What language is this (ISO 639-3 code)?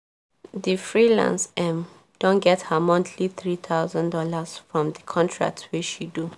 pcm